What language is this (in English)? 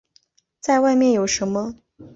Chinese